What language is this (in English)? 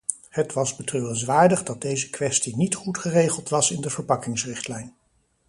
Dutch